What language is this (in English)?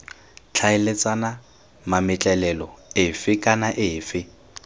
Tswana